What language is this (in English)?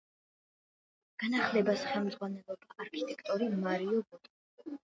Georgian